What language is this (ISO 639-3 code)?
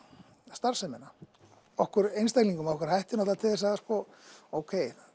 isl